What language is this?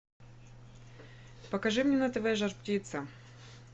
Russian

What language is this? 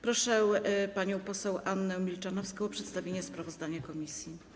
Polish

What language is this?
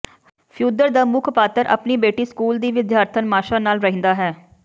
Punjabi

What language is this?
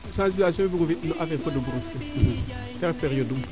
Serer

